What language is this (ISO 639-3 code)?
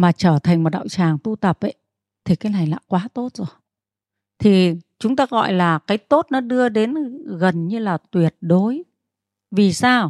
vie